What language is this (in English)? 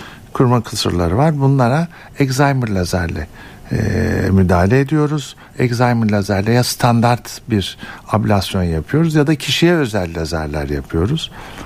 Turkish